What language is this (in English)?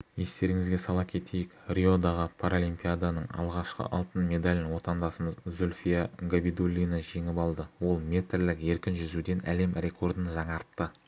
Kazakh